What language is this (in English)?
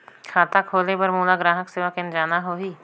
Chhattisgarhi